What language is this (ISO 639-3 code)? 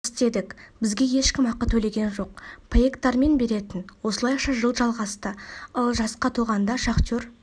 kaz